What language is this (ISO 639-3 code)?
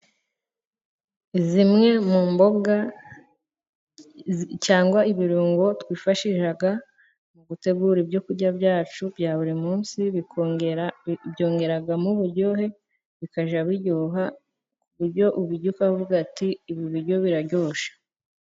kin